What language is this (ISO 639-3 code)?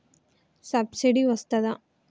tel